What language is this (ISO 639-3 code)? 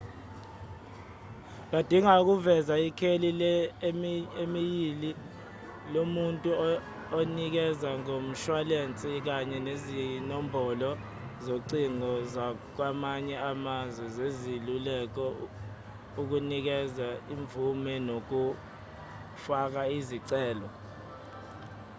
zul